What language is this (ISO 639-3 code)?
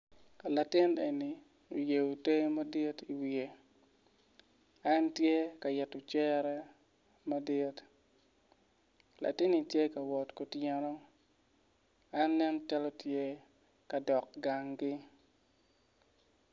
ach